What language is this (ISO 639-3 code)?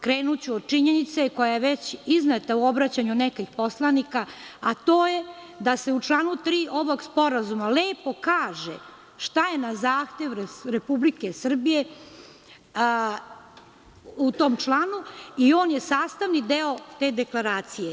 srp